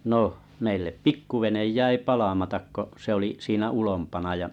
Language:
Finnish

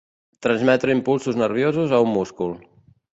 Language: Catalan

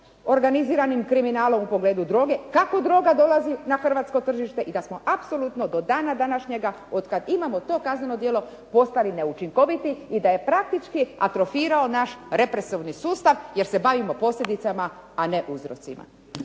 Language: Croatian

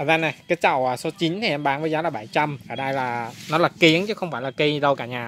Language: Vietnamese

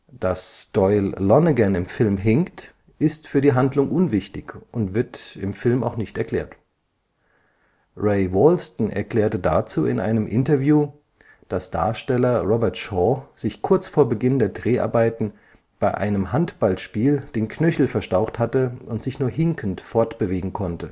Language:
German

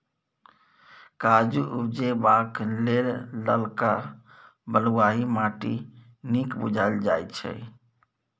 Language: Maithili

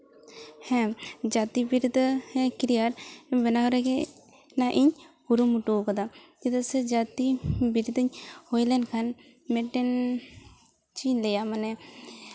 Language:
Santali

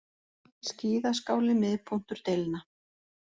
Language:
Icelandic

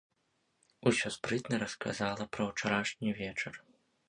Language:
Belarusian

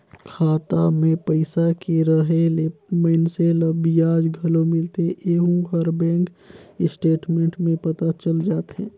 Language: Chhattisgarhi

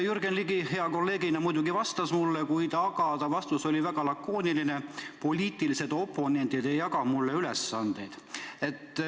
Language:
Estonian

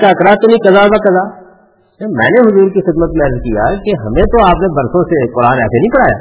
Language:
Urdu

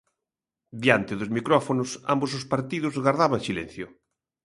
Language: Galician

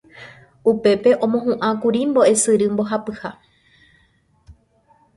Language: Guarani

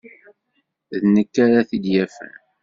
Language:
Kabyle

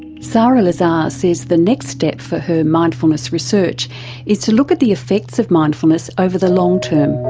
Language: English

